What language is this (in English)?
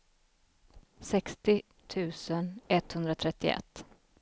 Swedish